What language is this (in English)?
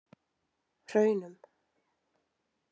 Icelandic